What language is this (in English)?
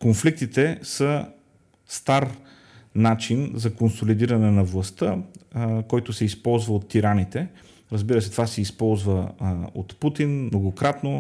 Bulgarian